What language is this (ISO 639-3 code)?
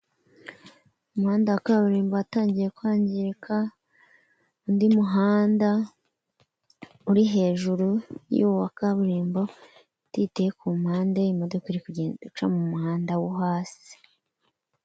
kin